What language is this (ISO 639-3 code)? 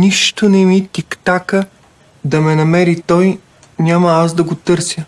bul